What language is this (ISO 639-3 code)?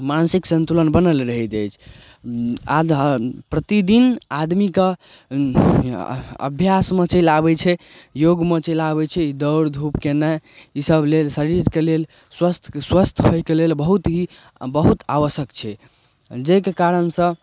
mai